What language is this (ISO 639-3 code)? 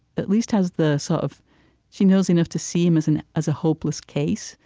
eng